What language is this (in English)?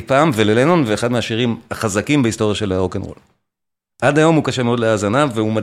Hebrew